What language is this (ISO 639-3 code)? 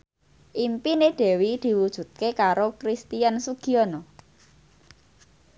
jav